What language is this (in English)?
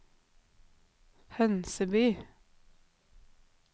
Norwegian